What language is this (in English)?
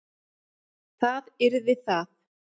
Icelandic